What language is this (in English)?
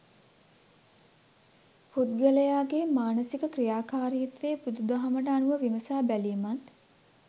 Sinhala